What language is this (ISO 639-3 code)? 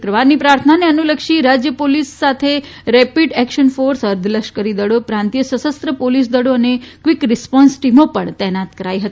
guj